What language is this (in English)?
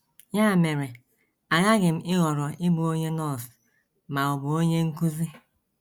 Igbo